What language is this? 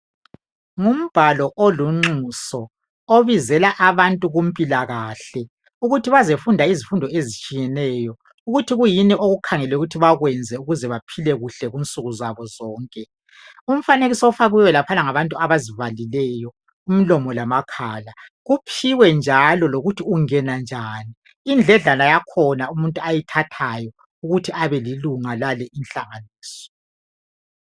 North Ndebele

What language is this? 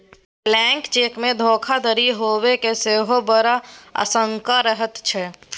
Maithili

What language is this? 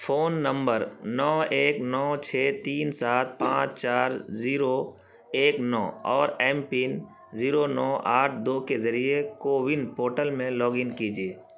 Urdu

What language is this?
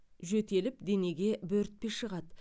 Kazakh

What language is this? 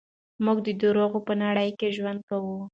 Pashto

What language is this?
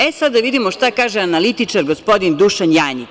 Serbian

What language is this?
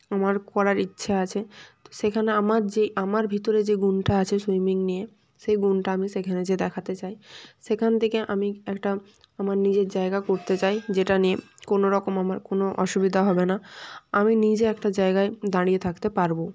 Bangla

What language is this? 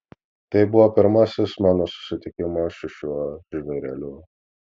Lithuanian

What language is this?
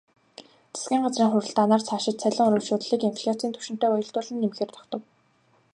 Mongolian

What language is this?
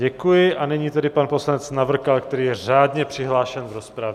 Czech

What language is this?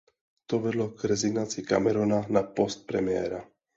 Czech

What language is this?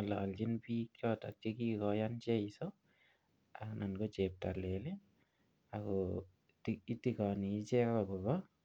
Kalenjin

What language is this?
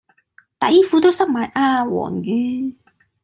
Cantonese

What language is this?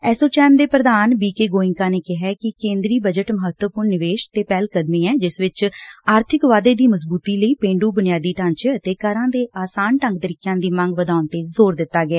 Punjabi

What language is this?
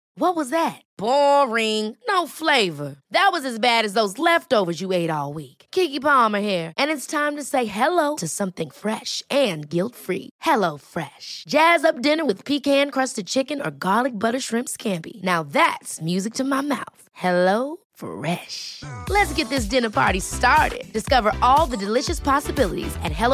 Swedish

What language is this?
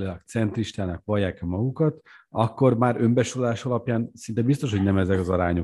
Hungarian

